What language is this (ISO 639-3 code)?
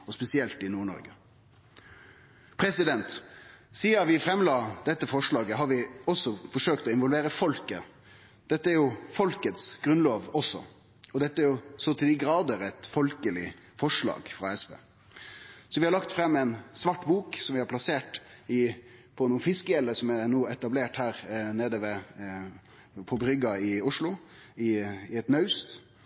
nno